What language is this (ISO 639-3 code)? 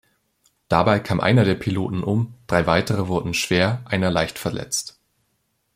deu